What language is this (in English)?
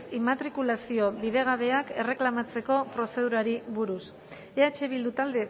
Basque